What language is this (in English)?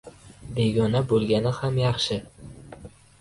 Uzbek